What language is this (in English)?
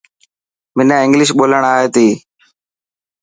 Dhatki